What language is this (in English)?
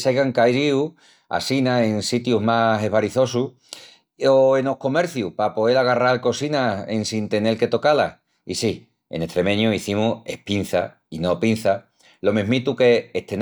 Extremaduran